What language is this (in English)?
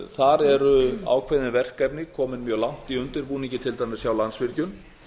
Icelandic